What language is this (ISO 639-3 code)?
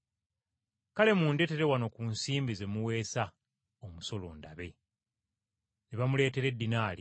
lug